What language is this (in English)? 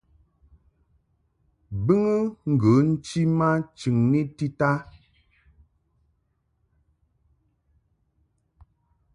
Mungaka